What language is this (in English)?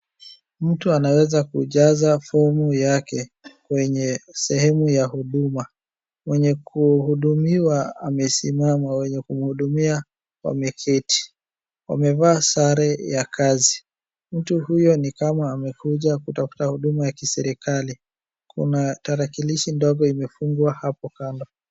Swahili